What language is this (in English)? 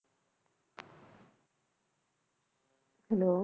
Punjabi